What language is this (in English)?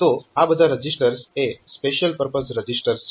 Gujarati